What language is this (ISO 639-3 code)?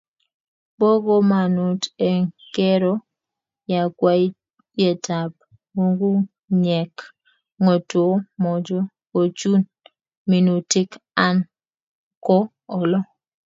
kln